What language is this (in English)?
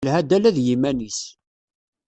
Kabyle